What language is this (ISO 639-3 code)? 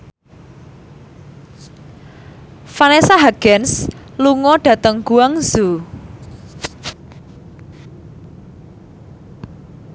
jav